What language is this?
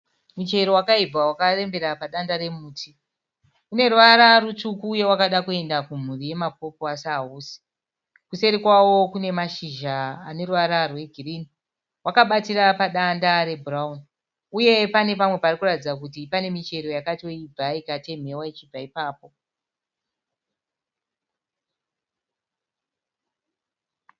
Shona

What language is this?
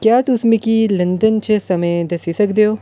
Dogri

